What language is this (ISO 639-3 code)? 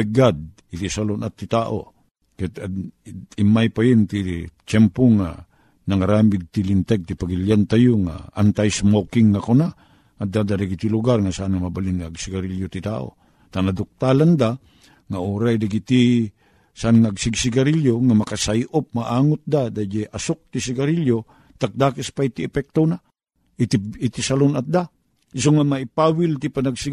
fil